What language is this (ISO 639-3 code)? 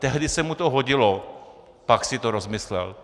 ces